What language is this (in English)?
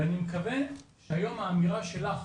Hebrew